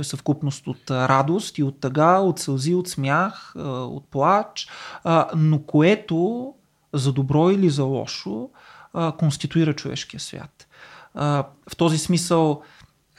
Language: Bulgarian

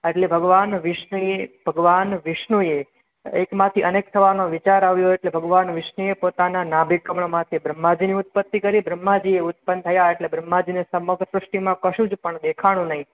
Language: Gujarati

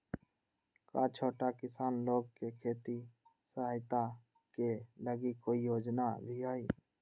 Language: Magahi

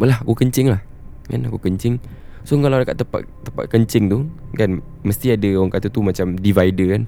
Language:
Malay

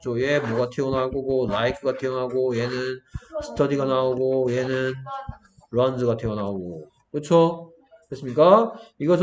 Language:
Korean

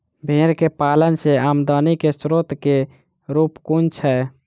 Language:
Maithili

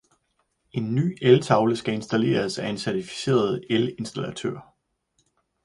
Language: Danish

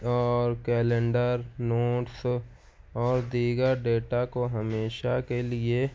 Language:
Urdu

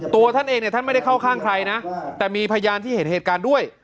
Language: Thai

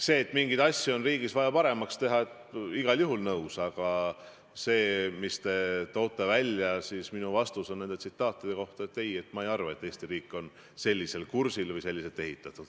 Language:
Estonian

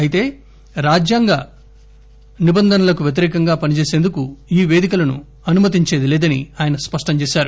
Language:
Telugu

